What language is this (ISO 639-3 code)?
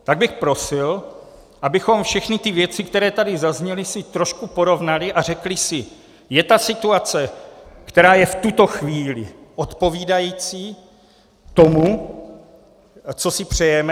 ces